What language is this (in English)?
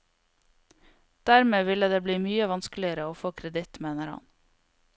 Norwegian